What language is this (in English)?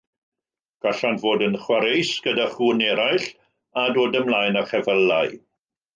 Welsh